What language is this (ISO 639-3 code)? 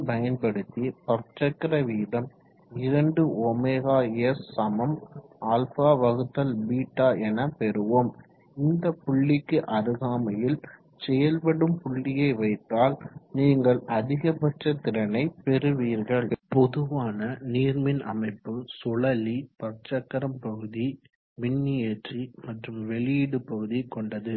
tam